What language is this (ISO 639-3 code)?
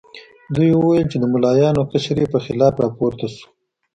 pus